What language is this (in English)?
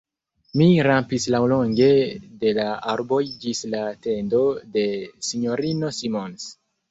Esperanto